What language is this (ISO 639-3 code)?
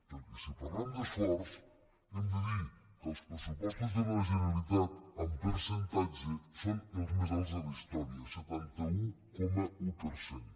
cat